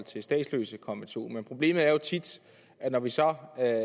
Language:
Danish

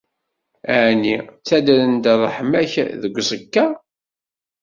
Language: Kabyle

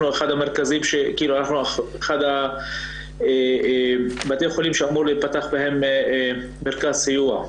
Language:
Hebrew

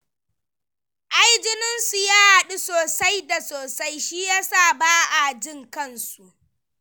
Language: Hausa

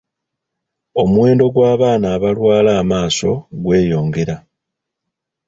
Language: Ganda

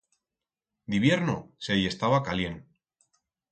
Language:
Aragonese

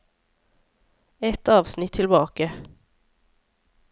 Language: Norwegian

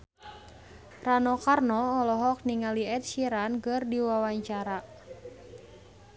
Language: Sundanese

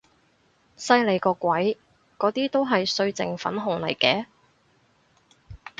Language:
Cantonese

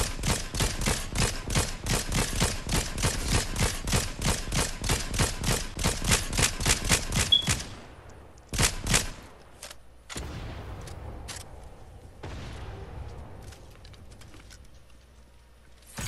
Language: English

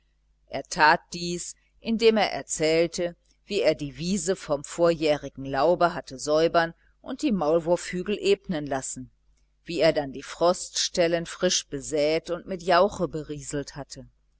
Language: German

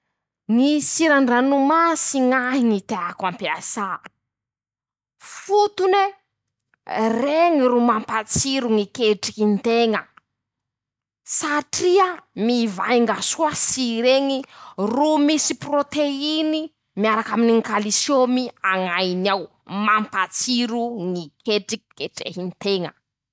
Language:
Masikoro Malagasy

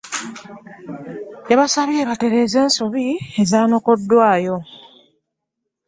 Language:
Ganda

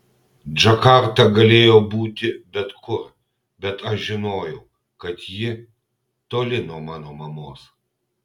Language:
Lithuanian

